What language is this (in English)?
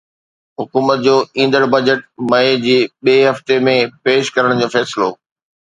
Sindhi